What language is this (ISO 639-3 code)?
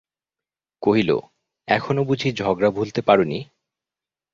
ben